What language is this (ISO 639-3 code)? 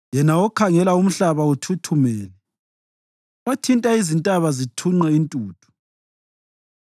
nde